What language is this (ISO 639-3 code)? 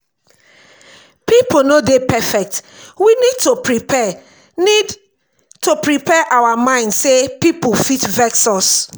pcm